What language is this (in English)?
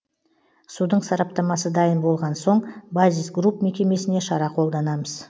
Kazakh